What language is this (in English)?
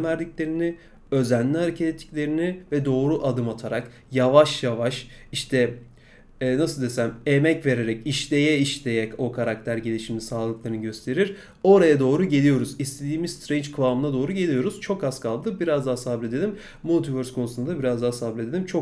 Turkish